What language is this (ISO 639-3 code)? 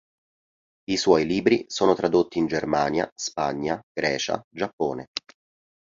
ita